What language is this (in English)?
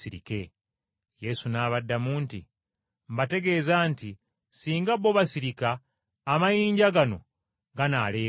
Ganda